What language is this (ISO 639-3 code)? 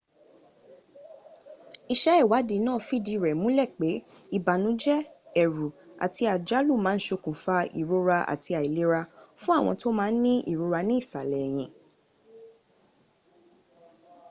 yor